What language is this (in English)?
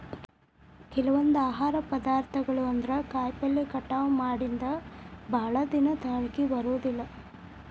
Kannada